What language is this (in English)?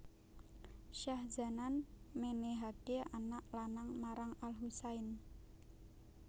Javanese